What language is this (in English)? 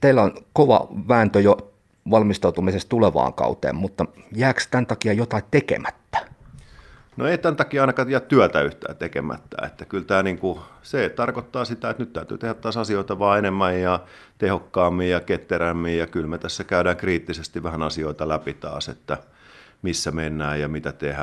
Finnish